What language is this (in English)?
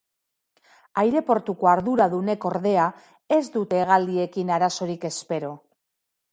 Basque